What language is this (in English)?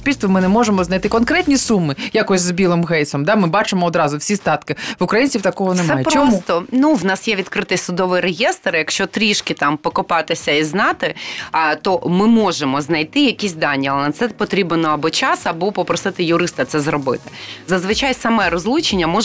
Ukrainian